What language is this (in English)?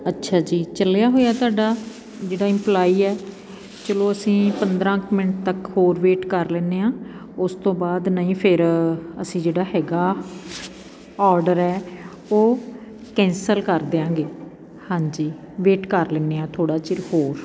Punjabi